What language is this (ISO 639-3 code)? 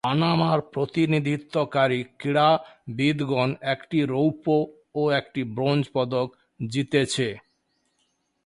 ben